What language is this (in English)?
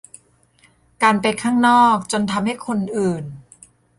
Thai